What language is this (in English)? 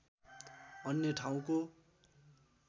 Nepali